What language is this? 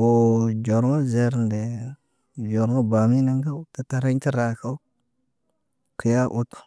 Naba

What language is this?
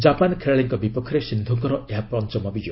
Odia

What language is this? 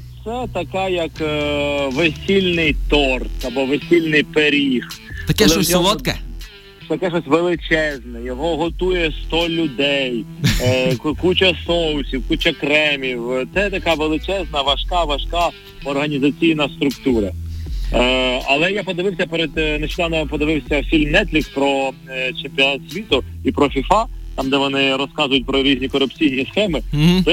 Ukrainian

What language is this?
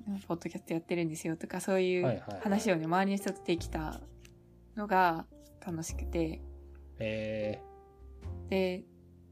Japanese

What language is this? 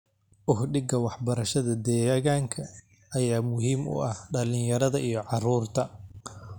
Somali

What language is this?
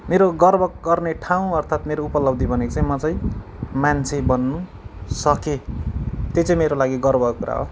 Nepali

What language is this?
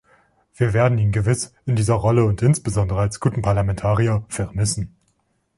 German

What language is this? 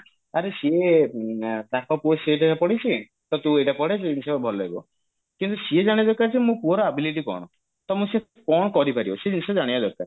Odia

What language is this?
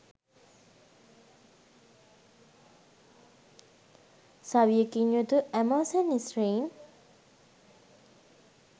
Sinhala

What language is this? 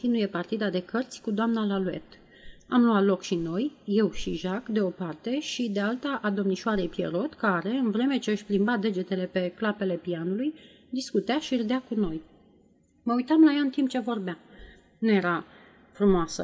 Romanian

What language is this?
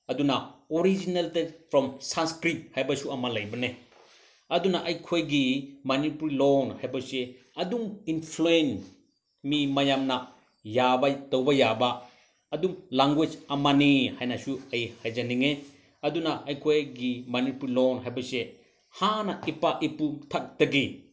Manipuri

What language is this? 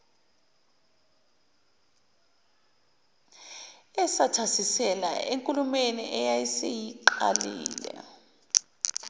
Zulu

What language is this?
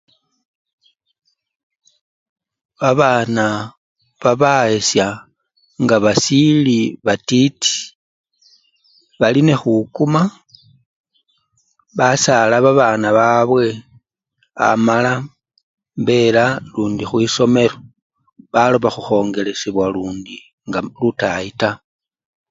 Luyia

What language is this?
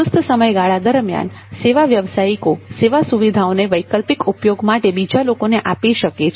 Gujarati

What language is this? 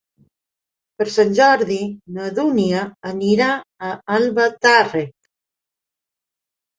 Catalan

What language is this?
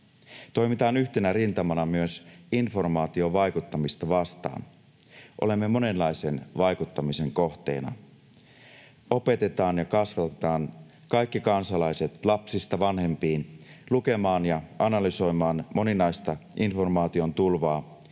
Finnish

